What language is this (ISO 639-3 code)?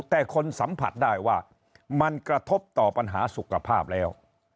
tha